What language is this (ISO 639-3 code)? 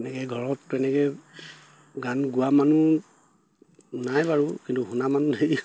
asm